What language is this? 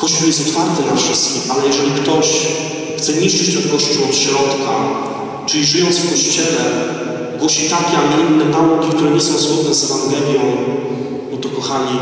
Polish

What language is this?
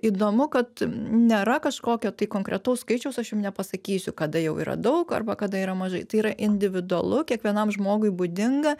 Lithuanian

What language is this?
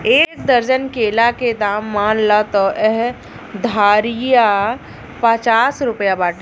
Bhojpuri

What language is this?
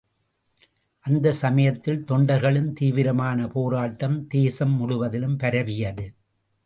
Tamil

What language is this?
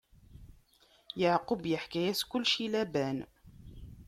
Kabyle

